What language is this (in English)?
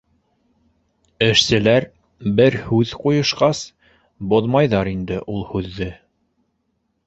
Bashkir